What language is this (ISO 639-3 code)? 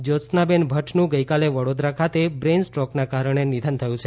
guj